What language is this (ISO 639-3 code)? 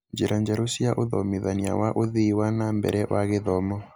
kik